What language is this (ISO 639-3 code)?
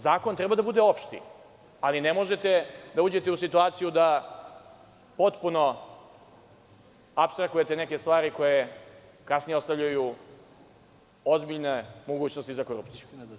srp